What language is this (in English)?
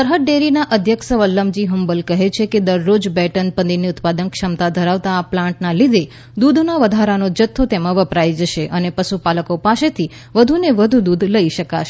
Gujarati